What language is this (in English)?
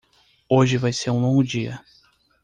Portuguese